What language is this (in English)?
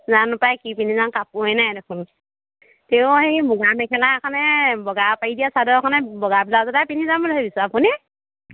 Assamese